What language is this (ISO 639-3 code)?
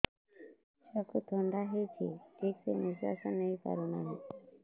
ori